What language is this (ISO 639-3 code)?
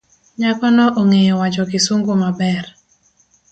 luo